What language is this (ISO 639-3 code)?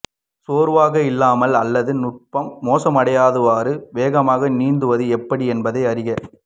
tam